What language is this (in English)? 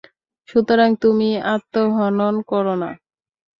Bangla